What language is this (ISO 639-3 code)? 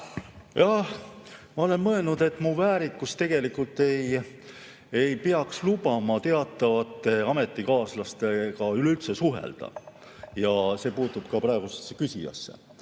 est